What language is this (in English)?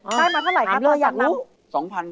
Thai